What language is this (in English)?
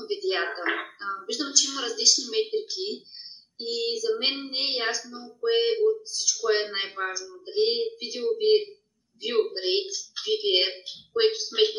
Bulgarian